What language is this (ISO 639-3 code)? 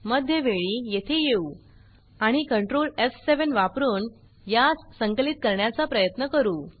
mar